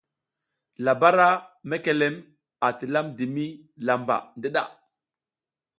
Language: South Giziga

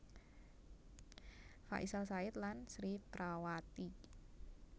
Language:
Javanese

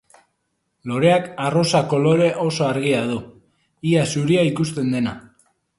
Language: Basque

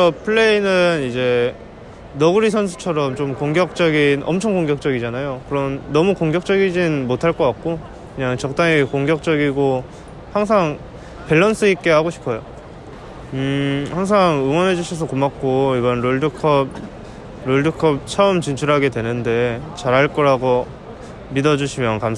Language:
Korean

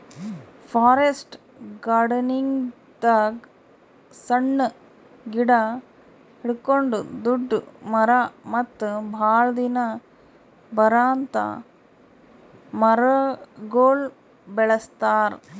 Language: Kannada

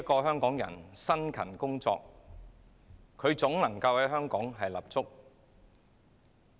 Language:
Cantonese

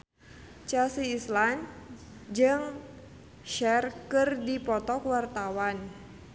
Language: Sundanese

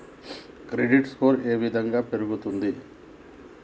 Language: Telugu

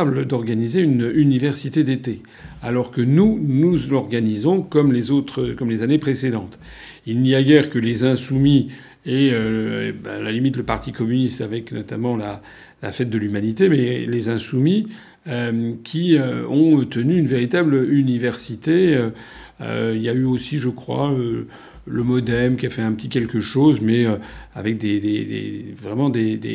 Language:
French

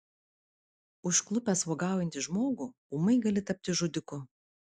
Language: Lithuanian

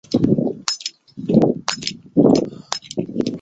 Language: Chinese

